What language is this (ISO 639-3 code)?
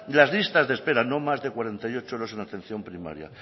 spa